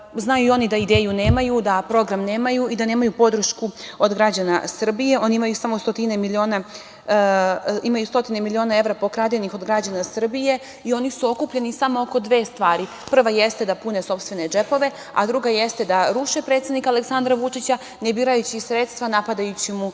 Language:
Serbian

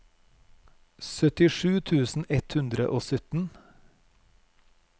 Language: Norwegian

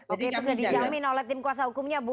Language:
Indonesian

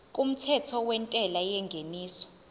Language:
Zulu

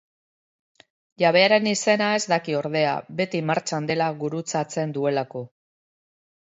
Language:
Basque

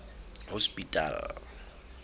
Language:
Southern Sotho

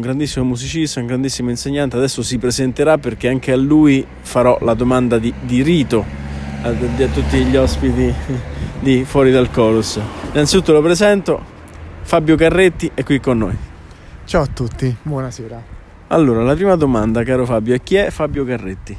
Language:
Italian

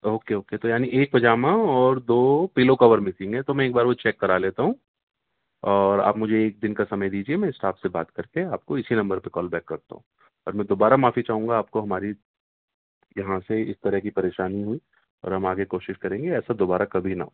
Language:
Urdu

